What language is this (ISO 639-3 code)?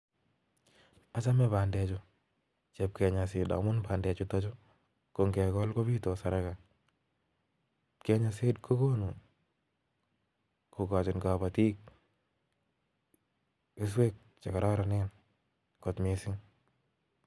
kln